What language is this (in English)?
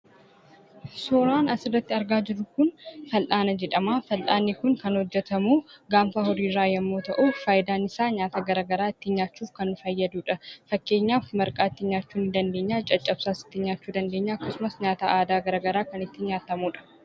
Oromo